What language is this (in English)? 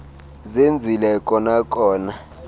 Xhosa